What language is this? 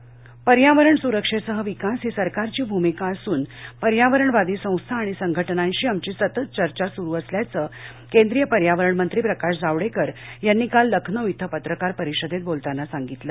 Marathi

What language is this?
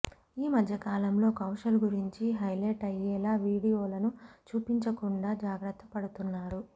Telugu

